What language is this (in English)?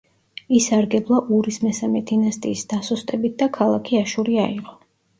Georgian